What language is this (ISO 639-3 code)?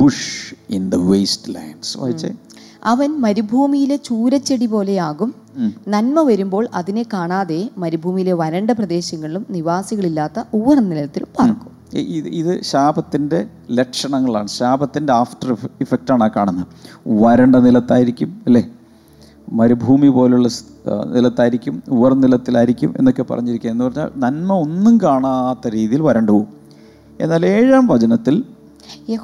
mal